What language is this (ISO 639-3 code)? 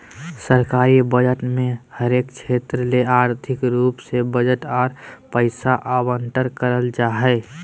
mag